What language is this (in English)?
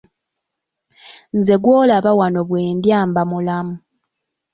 Ganda